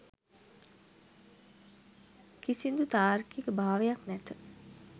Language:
Sinhala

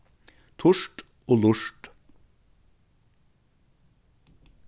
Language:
Faroese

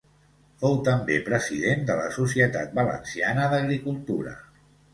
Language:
Catalan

